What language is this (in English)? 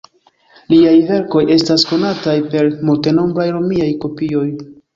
Esperanto